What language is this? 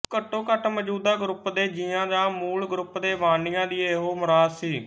Punjabi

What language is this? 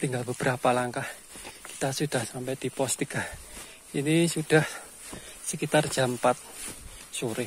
Indonesian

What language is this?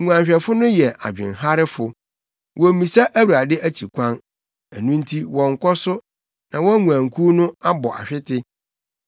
Akan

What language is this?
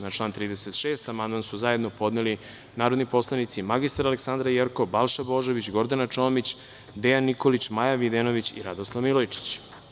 Serbian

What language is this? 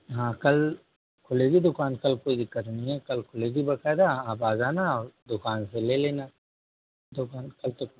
Hindi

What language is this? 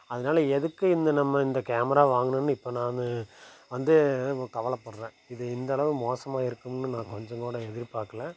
Tamil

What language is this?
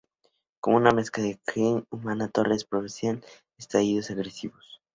Spanish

